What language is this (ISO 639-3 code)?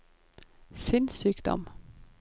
nor